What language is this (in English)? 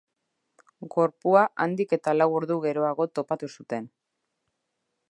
Basque